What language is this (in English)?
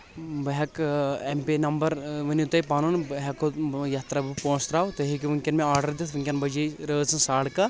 Kashmiri